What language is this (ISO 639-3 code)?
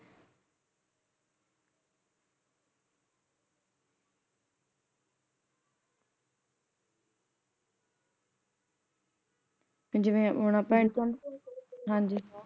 pan